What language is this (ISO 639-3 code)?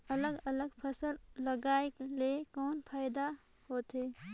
hne